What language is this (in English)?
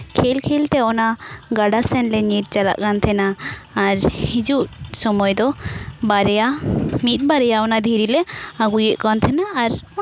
Santali